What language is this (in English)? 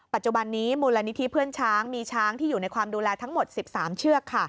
Thai